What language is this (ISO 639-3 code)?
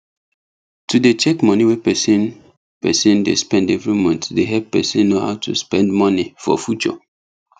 pcm